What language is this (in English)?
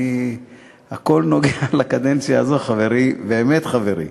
Hebrew